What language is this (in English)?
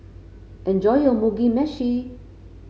English